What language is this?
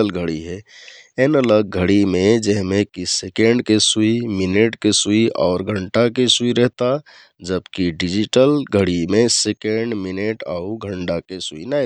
Kathoriya Tharu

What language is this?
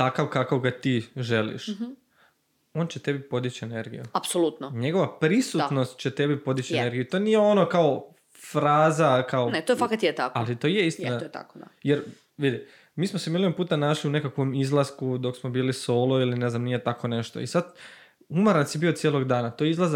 Croatian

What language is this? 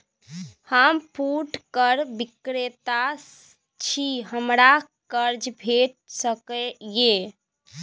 Maithili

